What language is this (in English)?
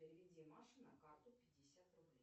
Russian